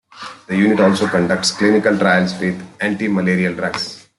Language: English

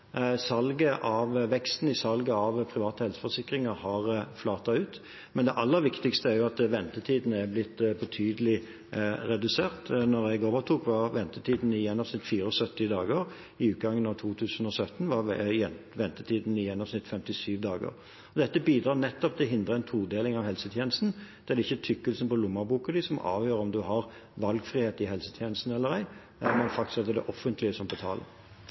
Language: Norwegian Bokmål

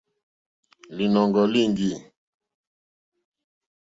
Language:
Mokpwe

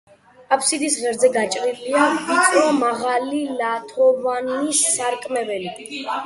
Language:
Georgian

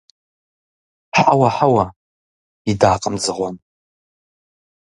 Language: Kabardian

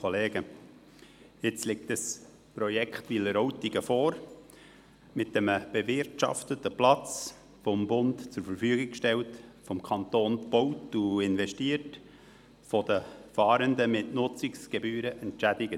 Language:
Swiss German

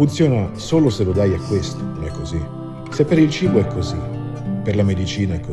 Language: Italian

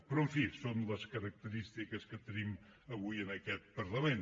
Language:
Catalan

